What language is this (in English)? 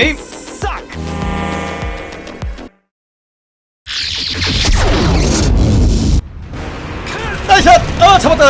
Korean